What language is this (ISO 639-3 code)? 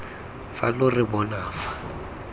tsn